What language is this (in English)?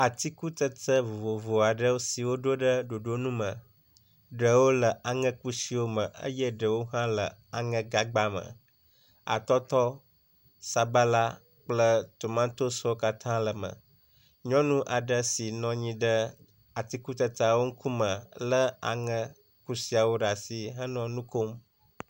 Ewe